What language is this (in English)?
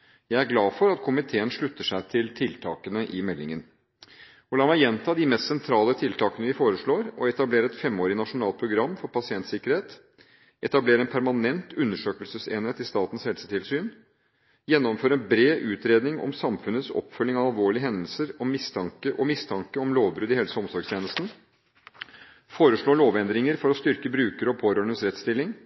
Norwegian Bokmål